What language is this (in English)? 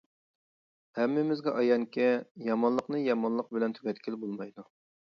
Uyghur